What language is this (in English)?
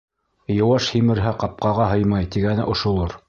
Bashkir